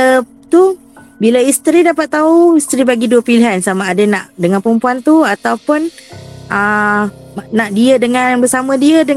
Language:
Malay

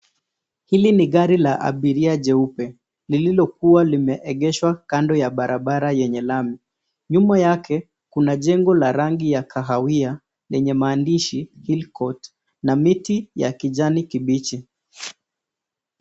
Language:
Swahili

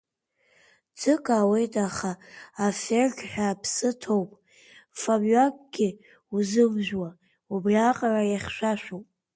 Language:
Abkhazian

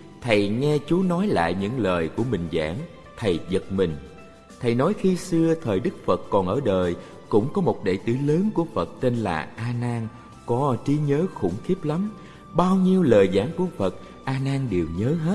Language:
Vietnamese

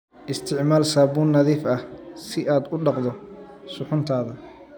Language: Somali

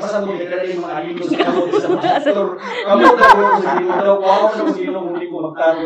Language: Filipino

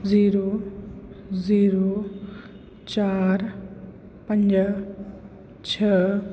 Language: Sindhi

